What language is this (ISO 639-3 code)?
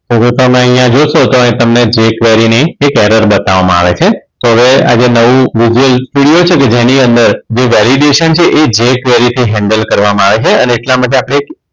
guj